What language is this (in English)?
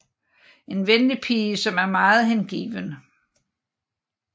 Danish